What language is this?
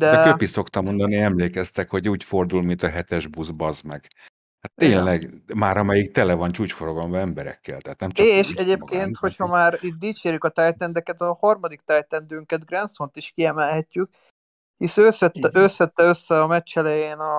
Hungarian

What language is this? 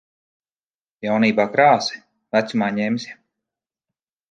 Latvian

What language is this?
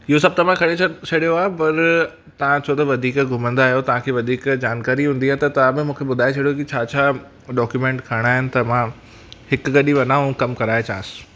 Sindhi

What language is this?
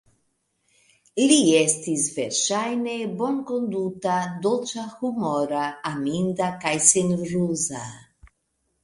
Esperanto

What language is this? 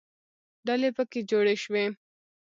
Pashto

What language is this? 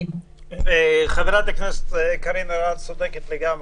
Hebrew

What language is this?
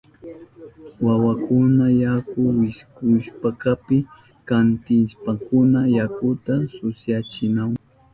Southern Pastaza Quechua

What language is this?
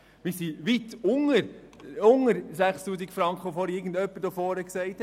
Swiss German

